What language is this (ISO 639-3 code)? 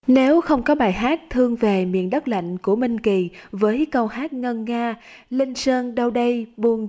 vie